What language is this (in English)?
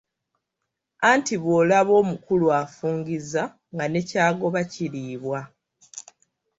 Ganda